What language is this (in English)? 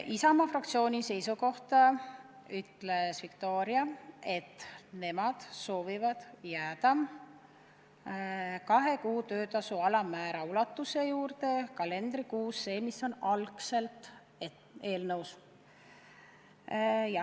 Estonian